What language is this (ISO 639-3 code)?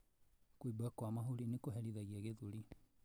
kik